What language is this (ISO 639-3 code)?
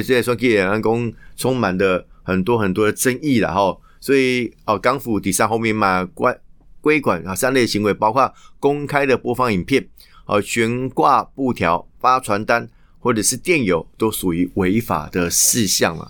zho